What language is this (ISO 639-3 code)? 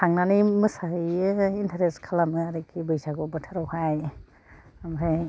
brx